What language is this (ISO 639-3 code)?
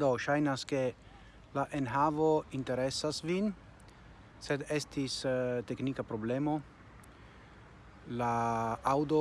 ita